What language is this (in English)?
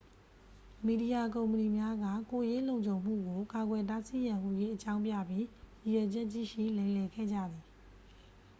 Burmese